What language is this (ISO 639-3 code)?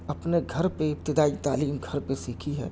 urd